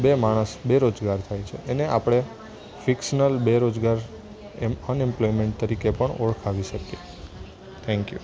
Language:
Gujarati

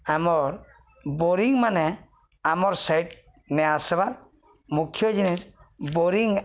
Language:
Odia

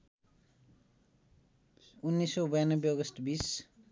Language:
Nepali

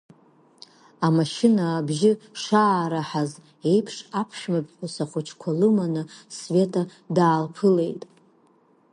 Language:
Abkhazian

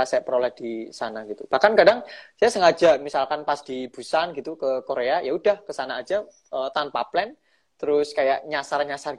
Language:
Indonesian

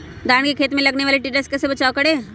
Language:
Magahi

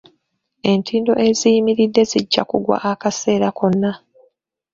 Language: Ganda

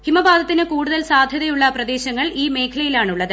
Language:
Malayalam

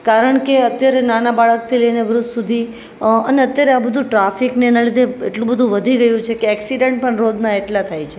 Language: Gujarati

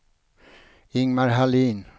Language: Swedish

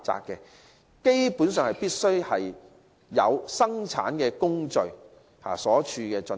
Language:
Cantonese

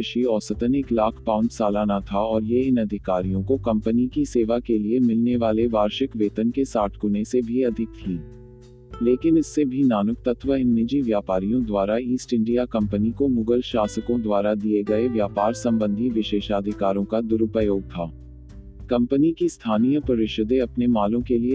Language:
Hindi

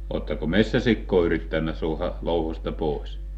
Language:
Finnish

